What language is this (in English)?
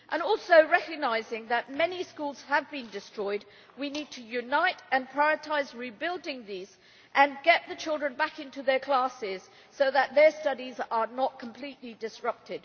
English